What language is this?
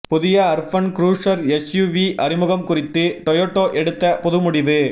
Tamil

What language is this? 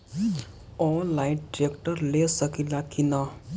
Bhojpuri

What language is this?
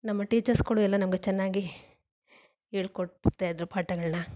Kannada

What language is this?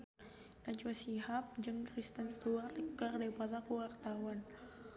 Sundanese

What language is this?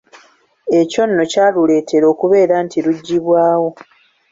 Ganda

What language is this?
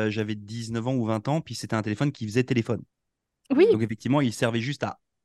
French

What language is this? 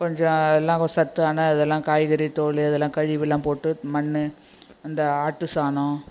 Tamil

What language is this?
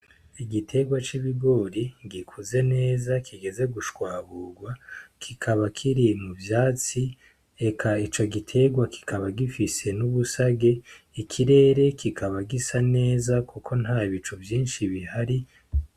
Rundi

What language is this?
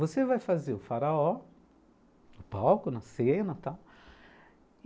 Portuguese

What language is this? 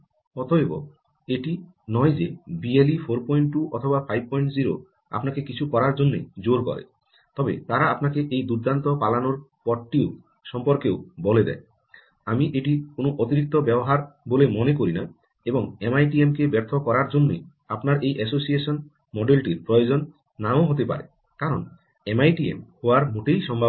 Bangla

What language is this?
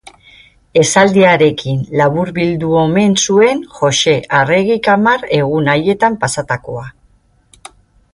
Basque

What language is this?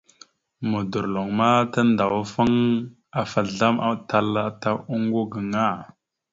Mada (Cameroon)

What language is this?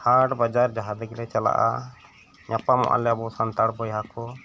Santali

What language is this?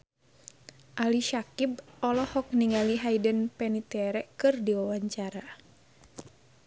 Sundanese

